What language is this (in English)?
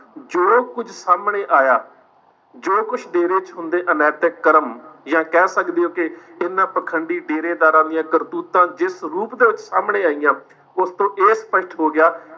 Punjabi